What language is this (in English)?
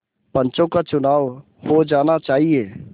Hindi